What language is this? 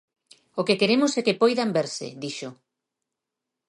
Galician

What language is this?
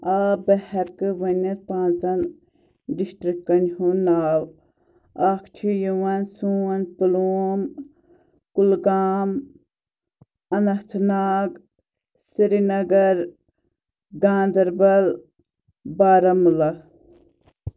Kashmiri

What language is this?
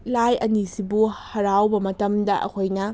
Manipuri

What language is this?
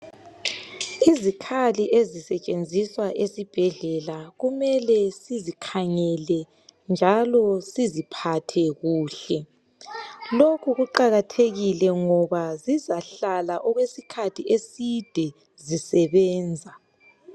North Ndebele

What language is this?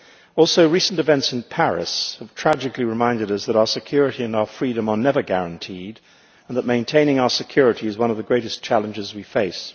English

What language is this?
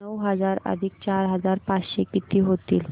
Marathi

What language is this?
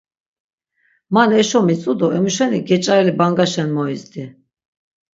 Laz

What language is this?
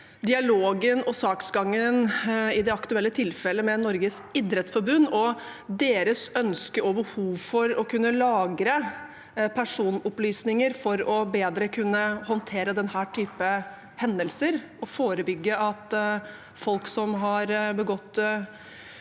Norwegian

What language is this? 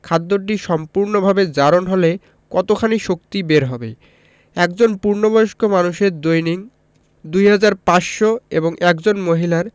Bangla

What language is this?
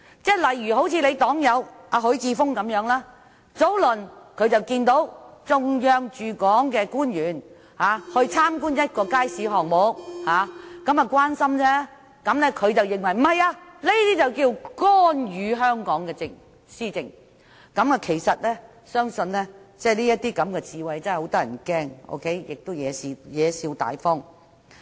Cantonese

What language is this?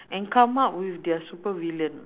English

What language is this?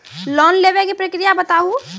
Maithili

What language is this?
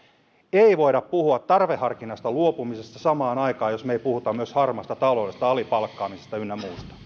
Finnish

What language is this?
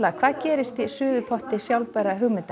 Icelandic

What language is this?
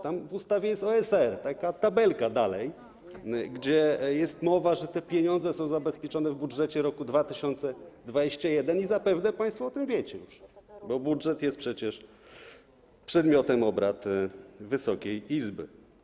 Polish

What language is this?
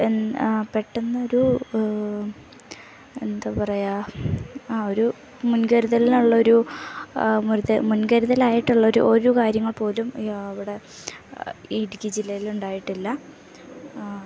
Malayalam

